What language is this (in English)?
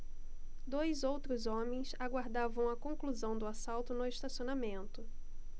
Portuguese